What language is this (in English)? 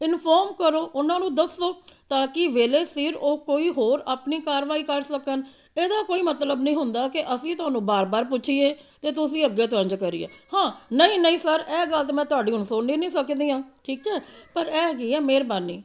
Punjabi